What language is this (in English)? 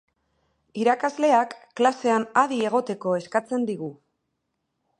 Basque